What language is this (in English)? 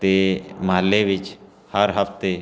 Punjabi